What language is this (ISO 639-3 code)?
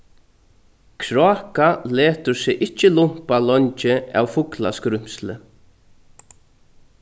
fao